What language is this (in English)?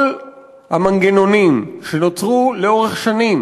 Hebrew